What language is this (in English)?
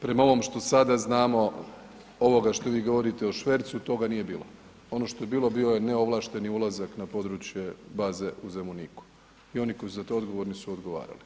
Croatian